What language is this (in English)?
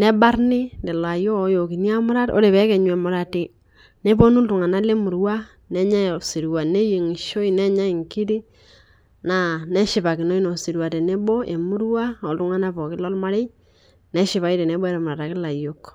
Masai